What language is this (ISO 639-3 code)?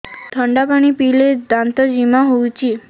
ori